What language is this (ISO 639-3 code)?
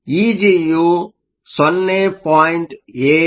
kan